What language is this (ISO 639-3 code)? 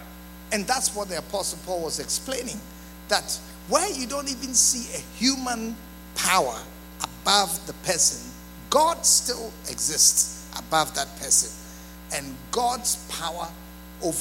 eng